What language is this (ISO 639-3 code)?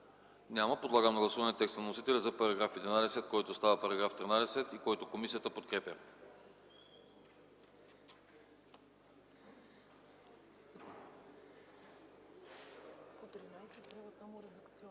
bul